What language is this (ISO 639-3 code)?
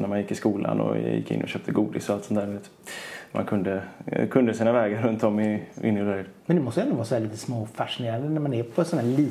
swe